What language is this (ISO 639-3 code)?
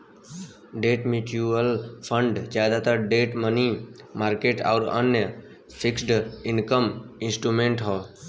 bho